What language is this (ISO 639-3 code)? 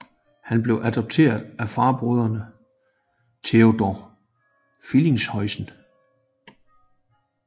dan